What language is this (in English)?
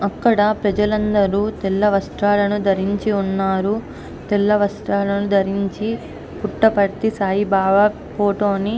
Telugu